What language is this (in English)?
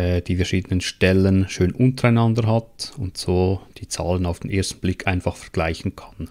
German